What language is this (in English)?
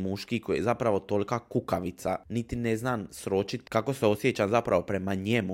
Croatian